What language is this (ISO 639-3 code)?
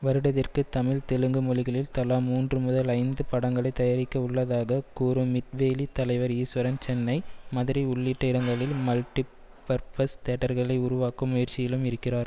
tam